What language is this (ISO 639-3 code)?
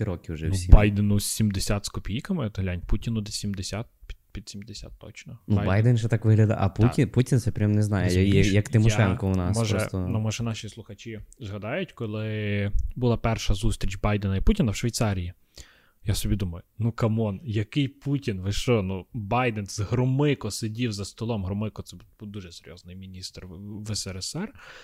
ukr